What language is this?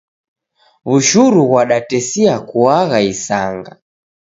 Taita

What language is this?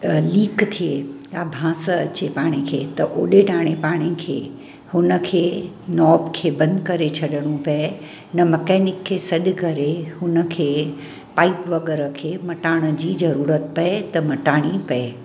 Sindhi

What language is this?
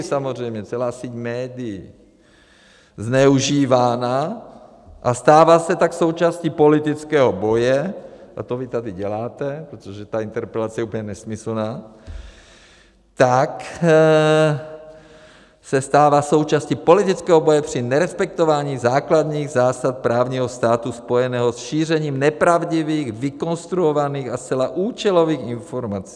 Czech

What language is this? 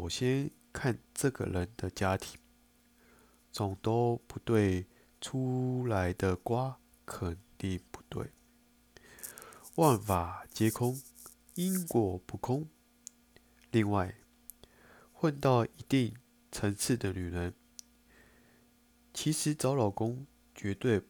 Chinese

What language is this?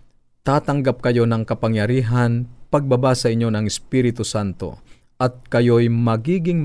Filipino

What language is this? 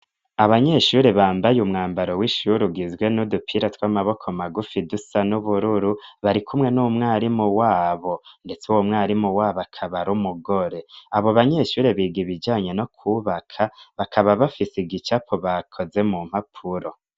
Rundi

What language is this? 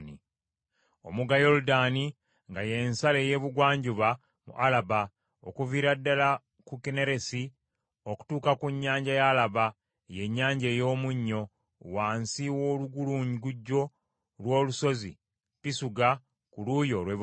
Ganda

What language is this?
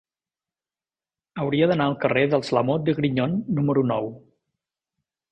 Catalan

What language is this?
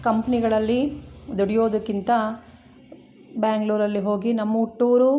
Kannada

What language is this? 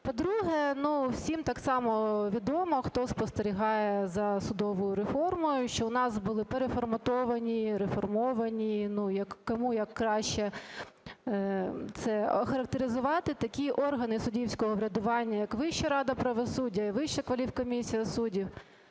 Ukrainian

